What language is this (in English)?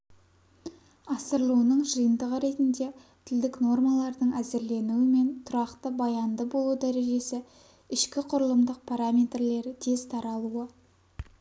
Kazakh